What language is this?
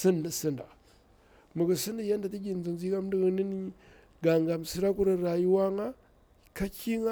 Bura-Pabir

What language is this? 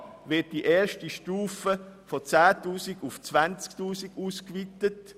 Swiss German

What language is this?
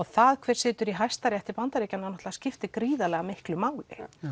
Icelandic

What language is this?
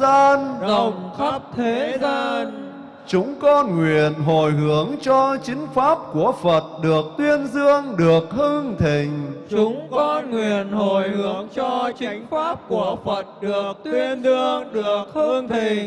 Vietnamese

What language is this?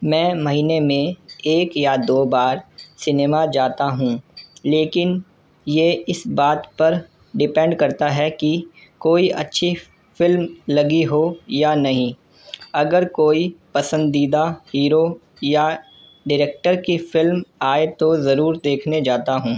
Urdu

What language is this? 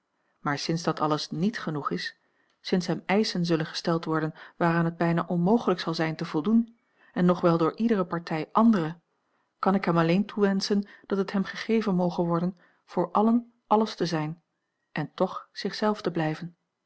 Dutch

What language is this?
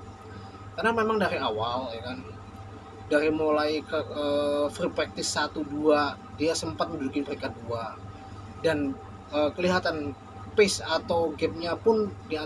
Indonesian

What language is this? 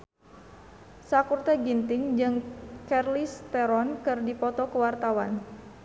Sundanese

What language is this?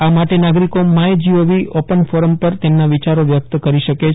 Gujarati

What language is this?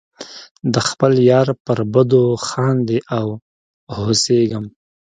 Pashto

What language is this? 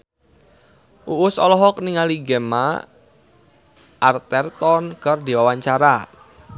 Sundanese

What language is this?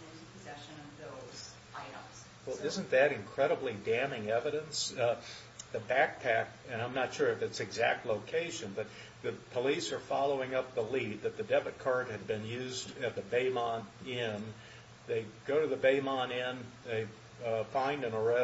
English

